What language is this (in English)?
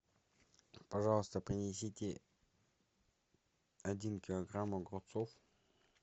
Russian